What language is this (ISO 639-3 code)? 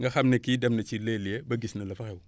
wol